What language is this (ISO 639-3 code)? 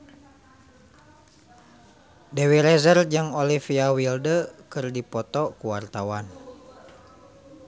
sun